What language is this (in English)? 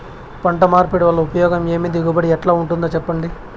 Telugu